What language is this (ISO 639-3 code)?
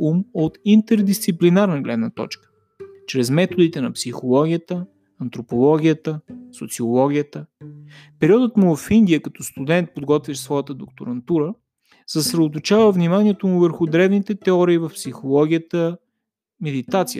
bul